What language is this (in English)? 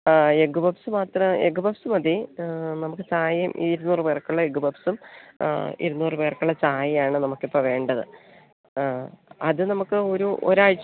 Malayalam